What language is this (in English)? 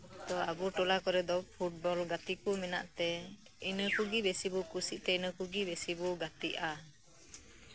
Santali